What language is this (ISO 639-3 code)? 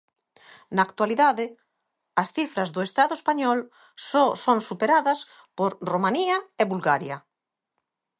glg